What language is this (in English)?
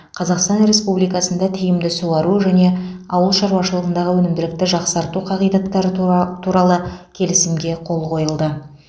Kazakh